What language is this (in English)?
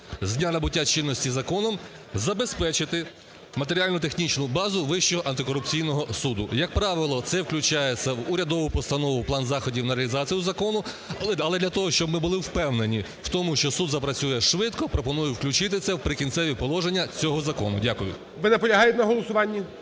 Ukrainian